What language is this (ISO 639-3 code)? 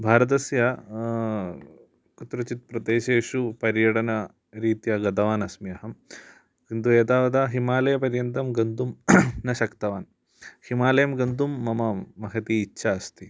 san